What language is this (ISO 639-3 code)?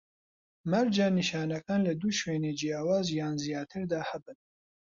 ckb